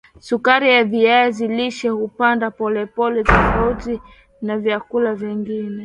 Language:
Swahili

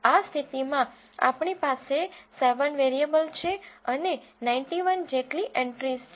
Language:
Gujarati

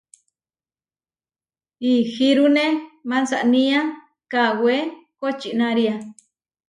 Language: Huarijio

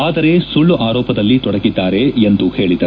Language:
Kannada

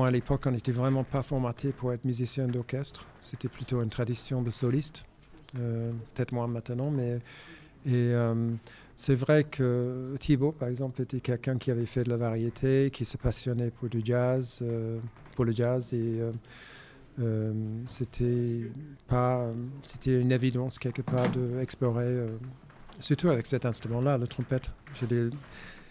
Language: French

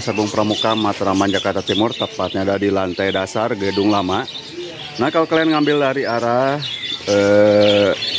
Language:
Indonesian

